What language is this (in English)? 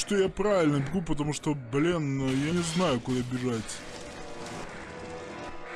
Russian